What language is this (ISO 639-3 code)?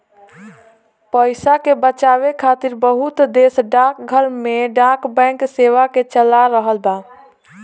bho